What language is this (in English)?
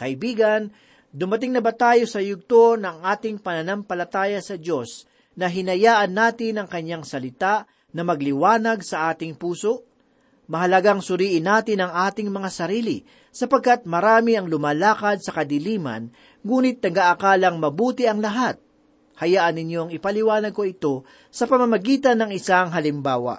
Filipino